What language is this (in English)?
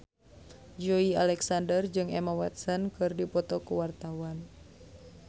Sundanese